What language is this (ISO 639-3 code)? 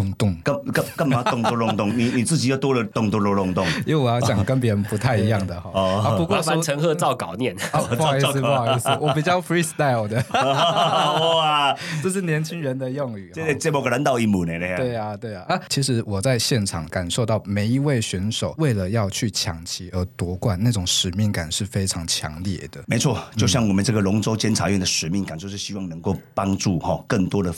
zho